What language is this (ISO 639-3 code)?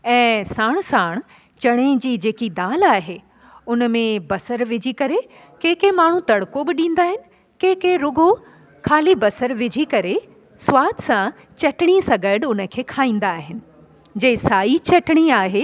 snd